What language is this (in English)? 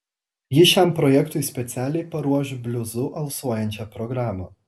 Lithuanian